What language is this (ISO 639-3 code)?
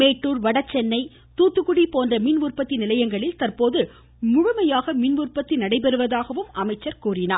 tam